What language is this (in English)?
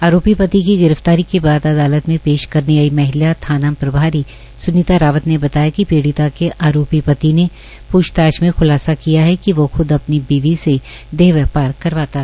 Hindi